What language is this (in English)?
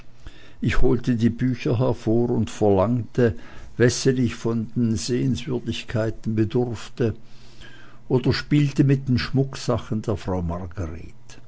German